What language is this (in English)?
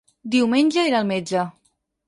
Catalan